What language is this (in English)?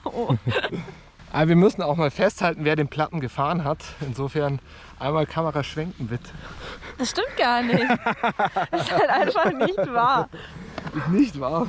German